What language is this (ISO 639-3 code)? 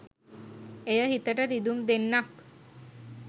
sin